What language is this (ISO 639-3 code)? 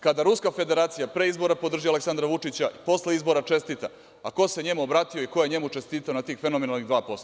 srp